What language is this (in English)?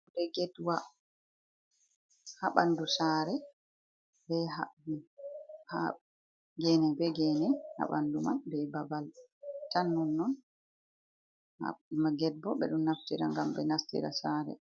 Fula